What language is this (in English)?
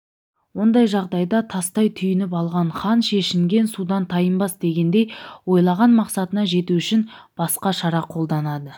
Kazakh